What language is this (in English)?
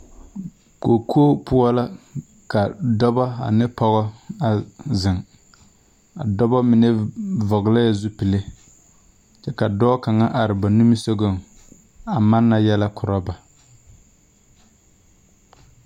Southern Dagaare